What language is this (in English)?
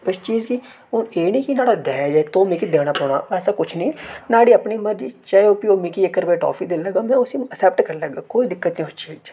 Dogri